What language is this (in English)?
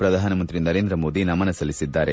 Kannada